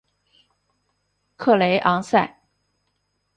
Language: Chinese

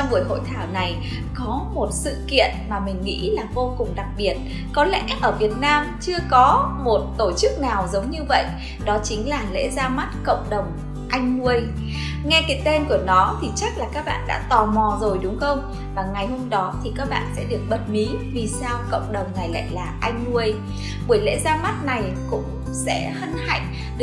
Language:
Vietnamese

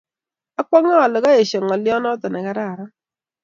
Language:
Kalenjin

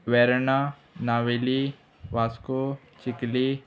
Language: Konkani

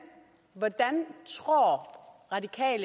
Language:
Danish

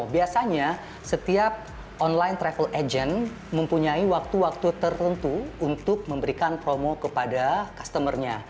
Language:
Indonesian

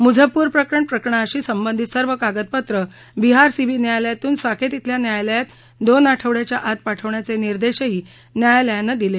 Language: Marathi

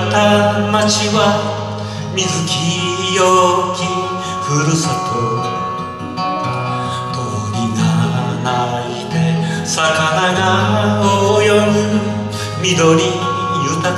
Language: Japanese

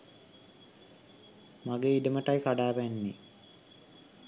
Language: Sinhala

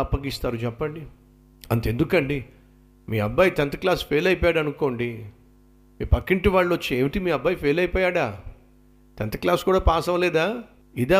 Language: Telugu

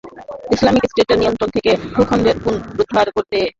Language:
Bangla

